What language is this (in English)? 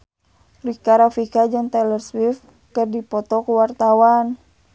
Sundanese